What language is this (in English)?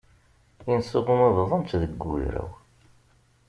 Kabyle